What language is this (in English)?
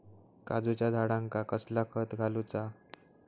Marathi